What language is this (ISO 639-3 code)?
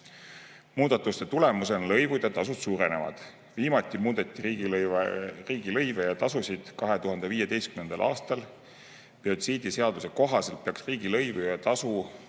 est